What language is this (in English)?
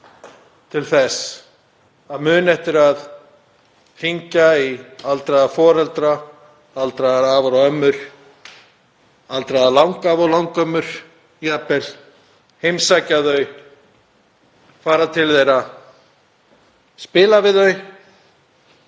Icelandic